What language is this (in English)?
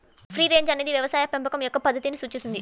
Telugu